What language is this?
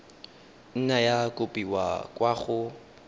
Tswana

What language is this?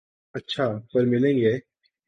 Urdu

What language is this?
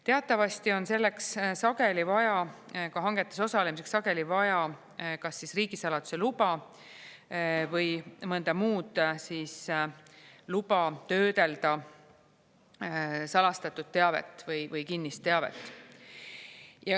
Estonian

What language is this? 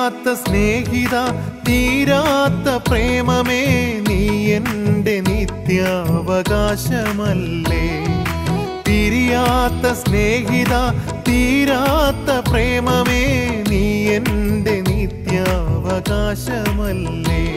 Malayalam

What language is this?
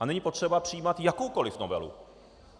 Czech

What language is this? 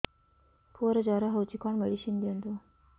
Odia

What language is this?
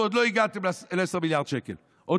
Hebrew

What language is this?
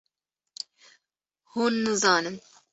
Kurdish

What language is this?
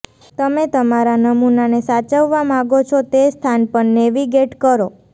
Gujarati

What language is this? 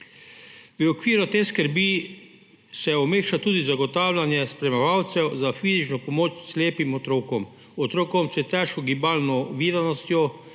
Slovenian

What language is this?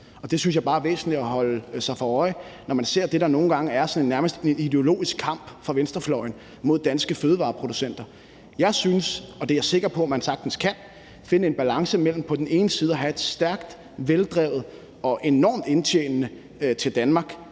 Danish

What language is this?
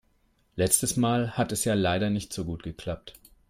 German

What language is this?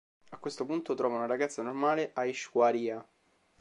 Italian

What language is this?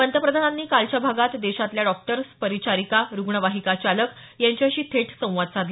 Marathi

